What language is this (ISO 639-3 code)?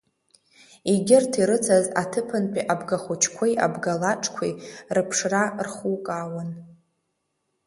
abk